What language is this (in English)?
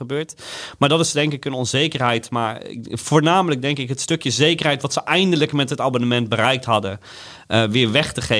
Dutch